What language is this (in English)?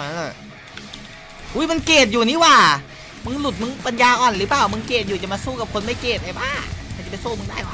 Thai